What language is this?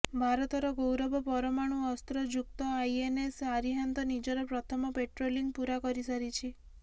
Odia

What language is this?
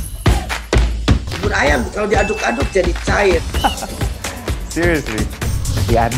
Indonesian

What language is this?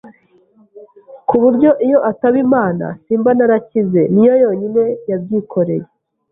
Kinyarwanda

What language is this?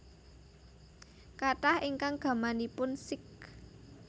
Javanese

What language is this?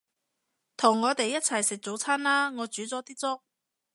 Cantonese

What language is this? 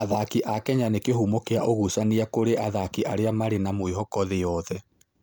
Kikuyu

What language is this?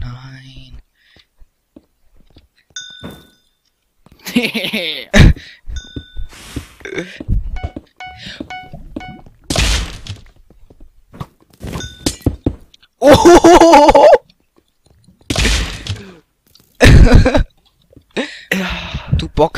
German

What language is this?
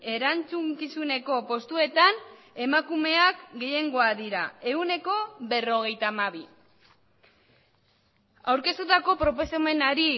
Basque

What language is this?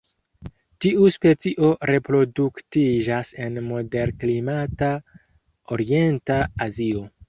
Esperanto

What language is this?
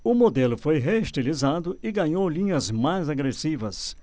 Portuguese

